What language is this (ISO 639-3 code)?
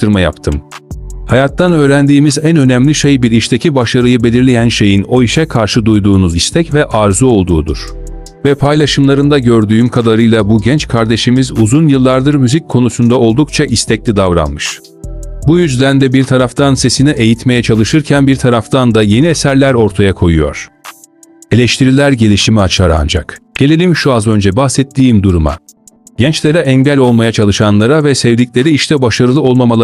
tur